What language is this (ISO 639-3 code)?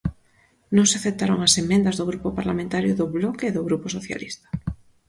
glg